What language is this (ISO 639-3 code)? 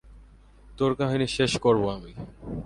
ben